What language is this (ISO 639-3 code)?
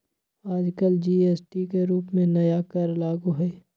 mag